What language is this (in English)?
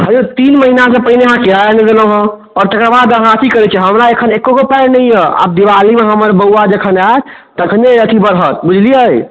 Maithili